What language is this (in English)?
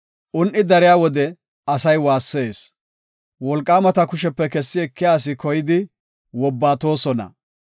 Gofa